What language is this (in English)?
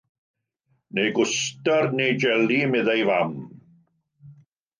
Welsh